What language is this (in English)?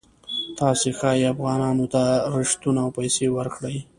Pashto